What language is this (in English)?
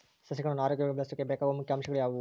Kannada